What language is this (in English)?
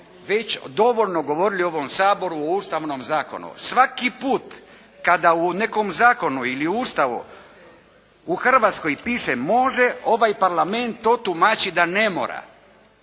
Croatian